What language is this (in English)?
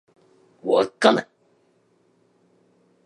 Japanese